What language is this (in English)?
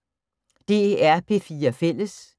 Danish